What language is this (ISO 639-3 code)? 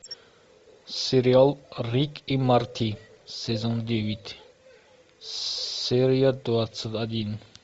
rus